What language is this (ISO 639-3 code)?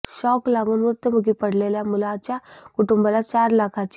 mar